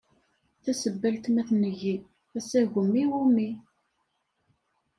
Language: Kabyle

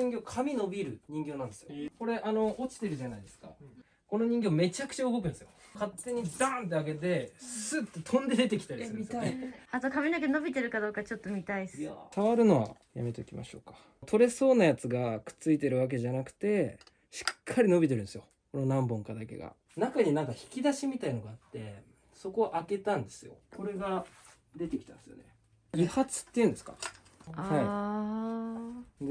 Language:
Japanese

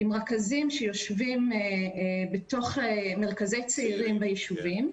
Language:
Hebrew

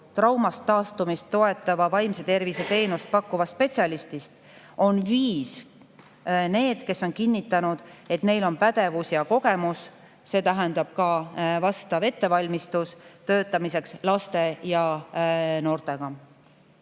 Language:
Estonian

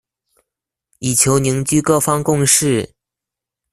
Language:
Chinese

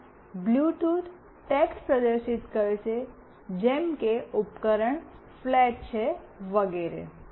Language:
Gujarati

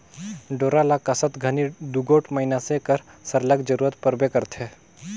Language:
Chhattisgarhi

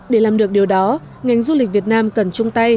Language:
Vietnamese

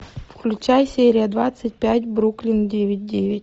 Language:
Russian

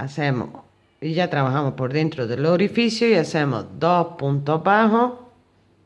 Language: Spanish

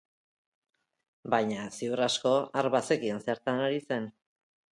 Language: Basque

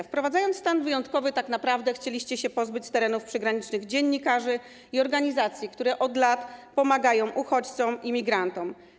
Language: Polish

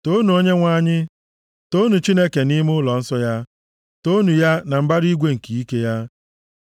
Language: Igbo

